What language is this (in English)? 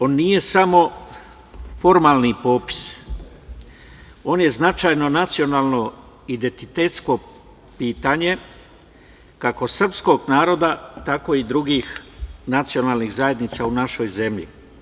Serbian